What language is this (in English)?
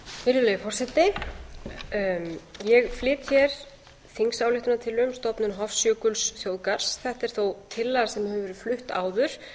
Icelandic